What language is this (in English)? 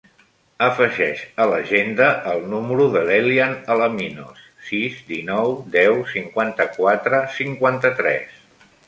Catalan